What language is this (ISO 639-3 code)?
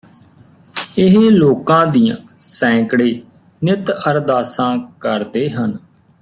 pan